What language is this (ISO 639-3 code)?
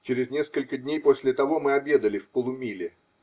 rus